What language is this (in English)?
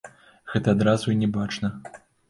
Belarusian